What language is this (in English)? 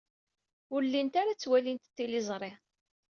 Kabyle